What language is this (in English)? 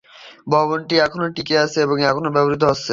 Bangla